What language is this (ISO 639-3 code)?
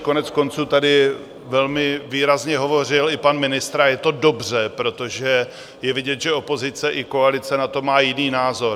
ces